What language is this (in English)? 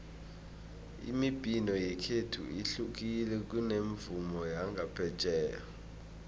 South Ndebele